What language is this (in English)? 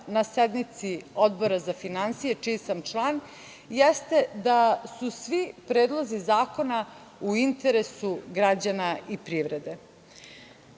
Serbian